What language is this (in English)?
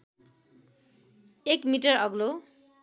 Nepali